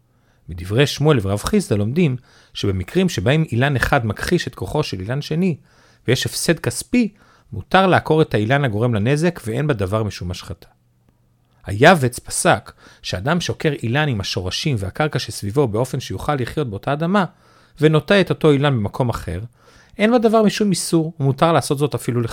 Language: Hebrew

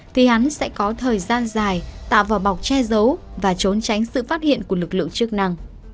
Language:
Vietnamese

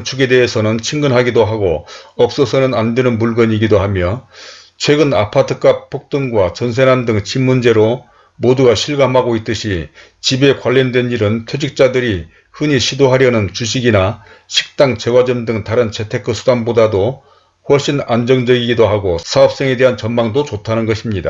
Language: Korean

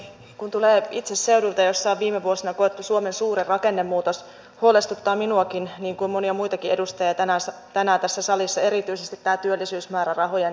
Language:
Finnish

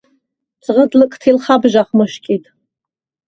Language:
Svan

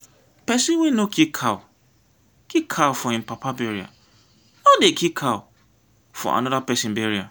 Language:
Nigerian Pidgin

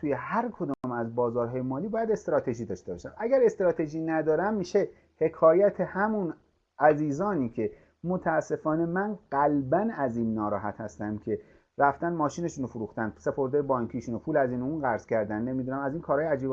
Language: Persian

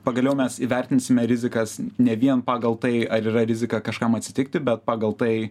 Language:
Lithuanian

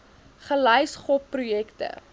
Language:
Afrikaans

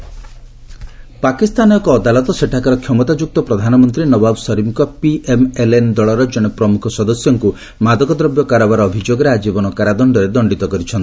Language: Odia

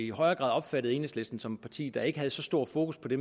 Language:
Danish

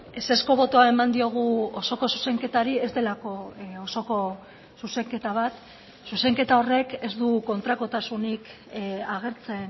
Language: Basque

